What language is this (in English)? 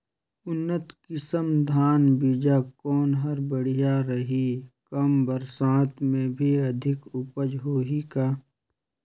Chhattisgarhi